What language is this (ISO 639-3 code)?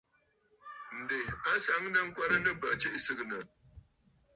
bfd